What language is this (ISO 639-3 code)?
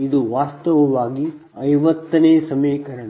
kan